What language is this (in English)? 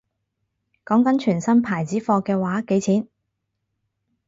Cantonese